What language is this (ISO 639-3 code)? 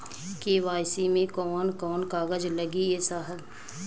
bho